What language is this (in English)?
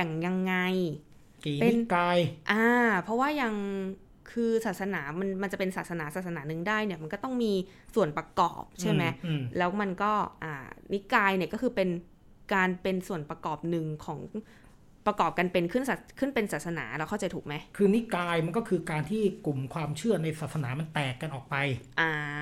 Thai